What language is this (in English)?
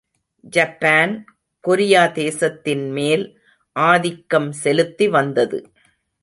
Tamil